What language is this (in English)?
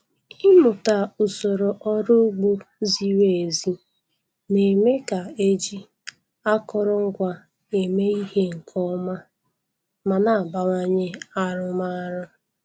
Igbo